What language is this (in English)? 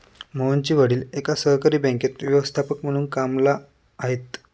Marathi